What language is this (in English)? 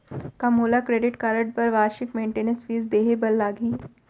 Chhattisgarhi